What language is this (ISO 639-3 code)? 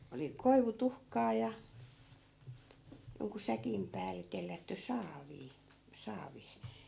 fin